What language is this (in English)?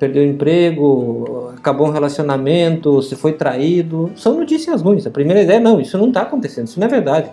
Portuguese